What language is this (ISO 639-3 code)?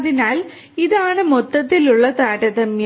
mal